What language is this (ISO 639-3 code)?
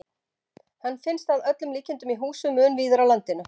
isl